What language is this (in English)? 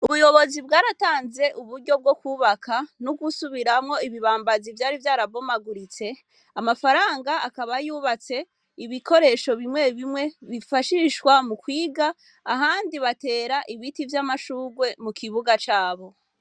Rundi